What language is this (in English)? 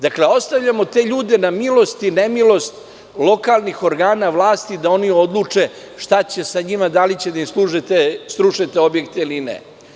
Serbian